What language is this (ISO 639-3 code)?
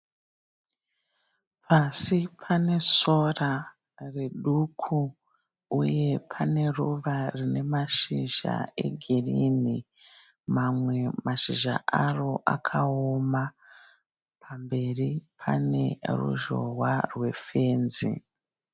sna